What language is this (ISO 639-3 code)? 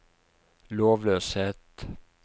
nor